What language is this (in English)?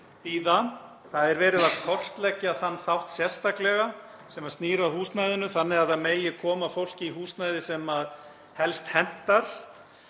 Icelandic